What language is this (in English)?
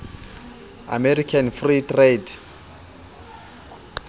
Southern Sotho